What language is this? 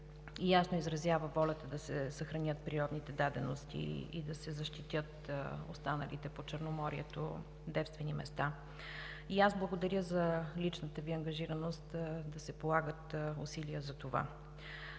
Bulgarian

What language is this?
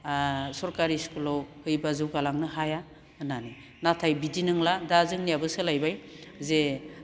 Bodo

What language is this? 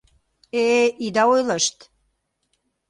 Mari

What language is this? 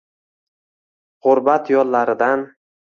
Uzbek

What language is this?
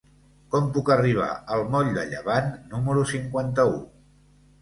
Catalan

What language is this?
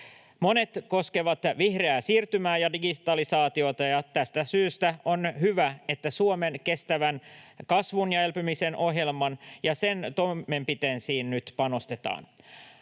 Finnish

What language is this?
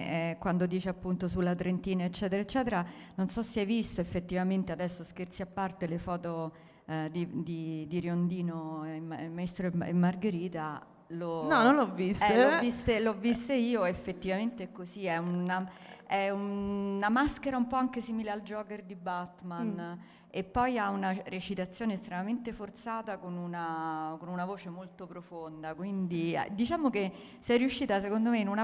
Italian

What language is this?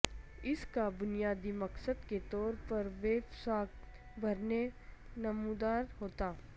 Urdu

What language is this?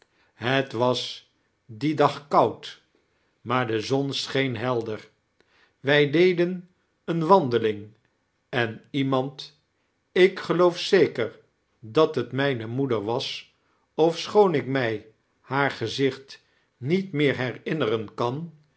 Dutch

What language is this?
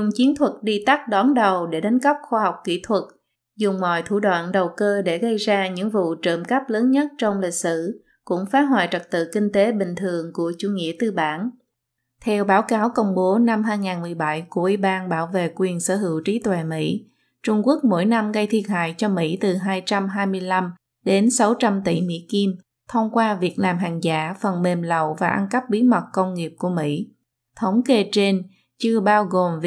Vietnamese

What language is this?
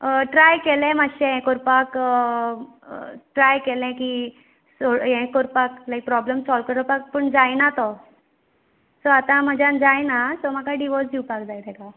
Konkani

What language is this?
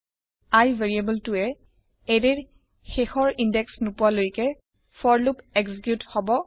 Assamese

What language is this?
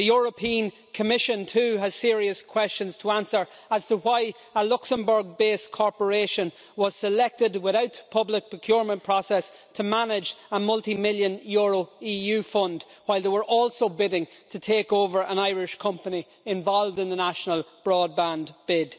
English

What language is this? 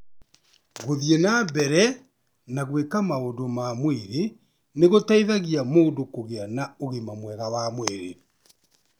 Kikuyu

